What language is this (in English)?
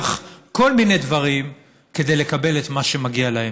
Hebrew